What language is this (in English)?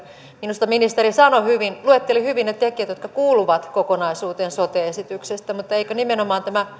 Finnish